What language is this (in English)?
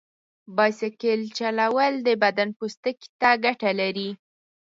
Pashto